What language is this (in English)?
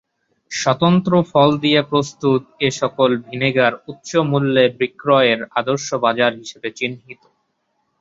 Bangla